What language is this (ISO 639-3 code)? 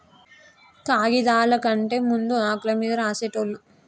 tel